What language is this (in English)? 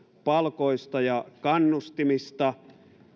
Finnish